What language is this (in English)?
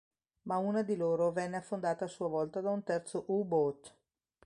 Italian